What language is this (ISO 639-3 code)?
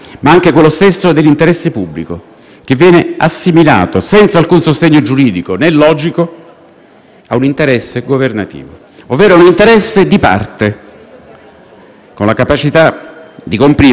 ita